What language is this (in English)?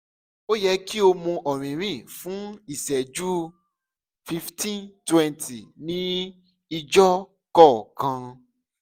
Yoruba